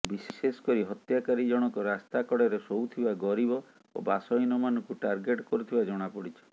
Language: Odia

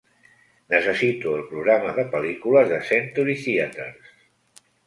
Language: Catalan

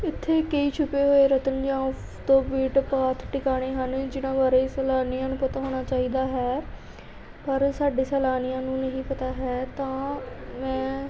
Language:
Punjabi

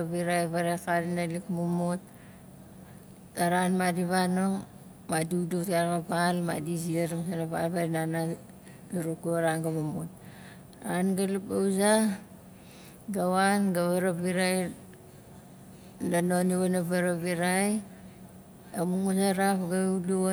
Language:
Nalik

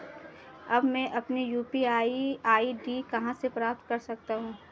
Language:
Hindi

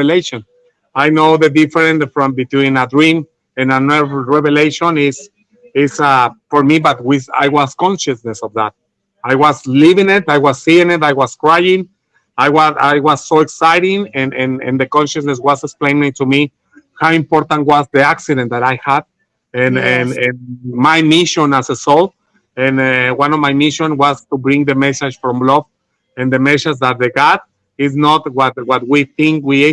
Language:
English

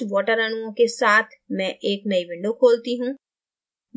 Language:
Hindi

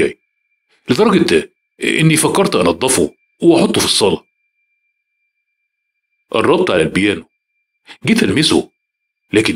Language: Arabic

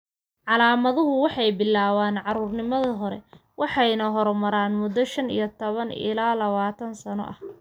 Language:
Somali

